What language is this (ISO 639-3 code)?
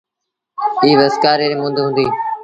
sbn